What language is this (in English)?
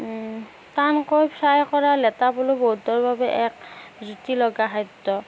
Assamese